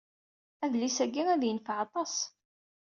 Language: Kabyle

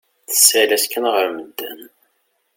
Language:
Kabyle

